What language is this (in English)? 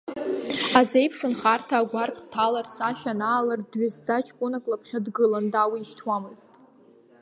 Abkhazian